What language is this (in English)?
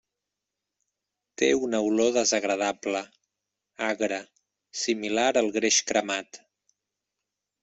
Catalan